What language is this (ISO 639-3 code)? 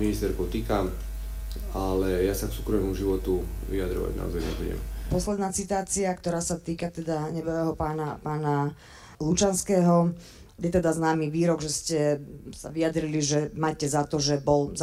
slk